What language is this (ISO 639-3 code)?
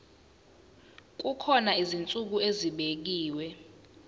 zul